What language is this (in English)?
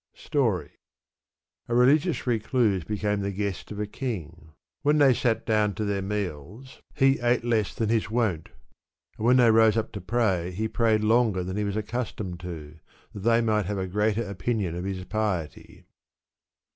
English